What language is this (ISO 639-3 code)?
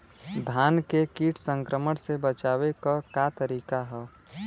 bho